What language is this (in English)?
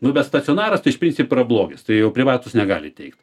Lithuanian